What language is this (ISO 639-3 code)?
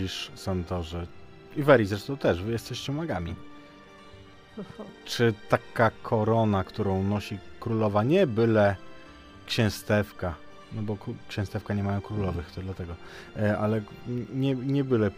pol